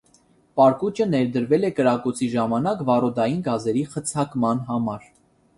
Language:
Armenian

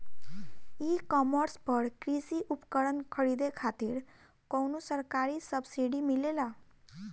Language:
Bhojpuri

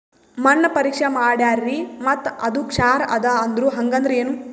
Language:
Kannada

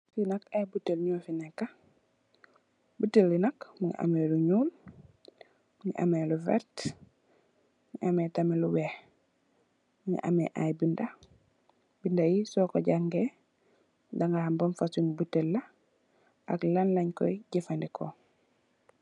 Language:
Wolof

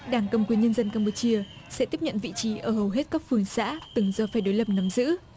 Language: Vietnamese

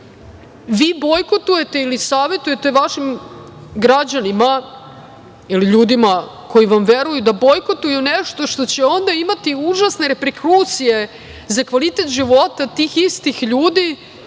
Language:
Serbian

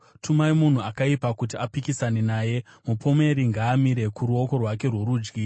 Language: Shona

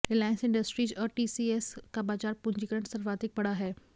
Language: Hindi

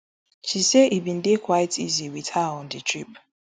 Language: Nigerian Pidgin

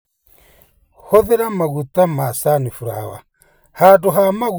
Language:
Kikuyu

